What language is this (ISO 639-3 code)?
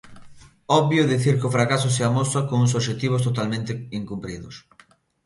glg